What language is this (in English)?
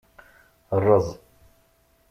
Kabyle